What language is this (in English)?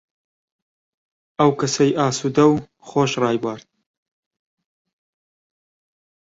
Central Kurdish